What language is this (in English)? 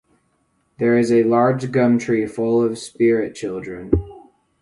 English